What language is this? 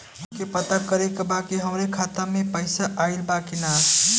Bhojpuri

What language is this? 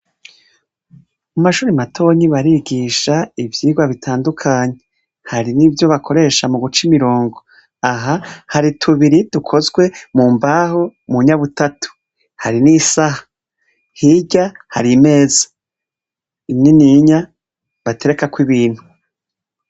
Rundi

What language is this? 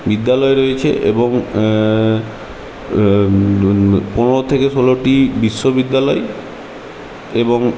Bangla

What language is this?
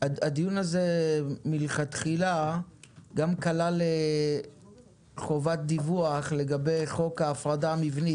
Hebrew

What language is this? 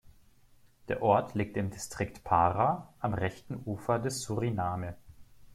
German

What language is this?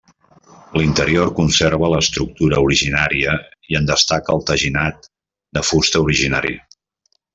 Catalan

